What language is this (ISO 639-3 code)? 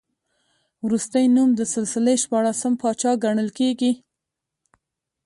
pus